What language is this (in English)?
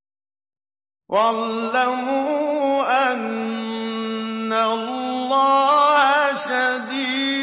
Arabic